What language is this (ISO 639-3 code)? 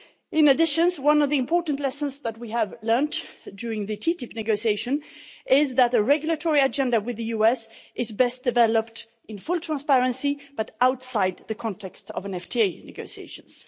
eng